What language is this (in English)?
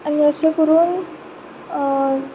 Konkani